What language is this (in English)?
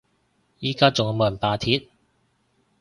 Cantonese